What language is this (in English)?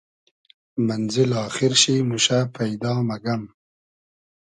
Hazaragi